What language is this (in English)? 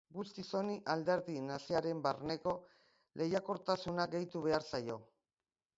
Basque